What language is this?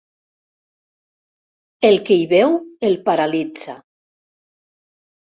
Catalan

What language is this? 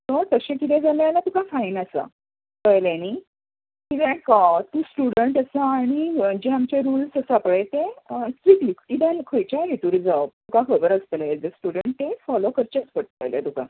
Konkani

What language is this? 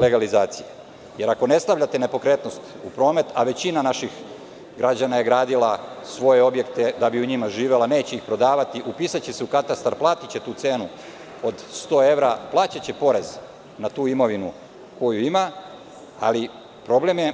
Serbian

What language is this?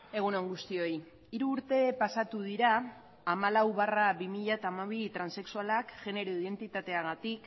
Basque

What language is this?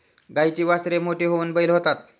Marathi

